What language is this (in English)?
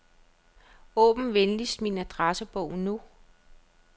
Danish